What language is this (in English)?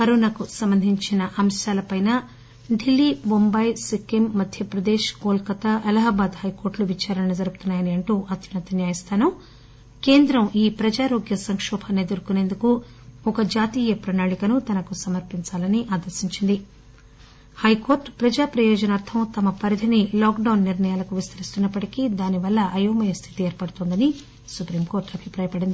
Telugu